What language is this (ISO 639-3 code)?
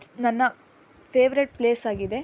kan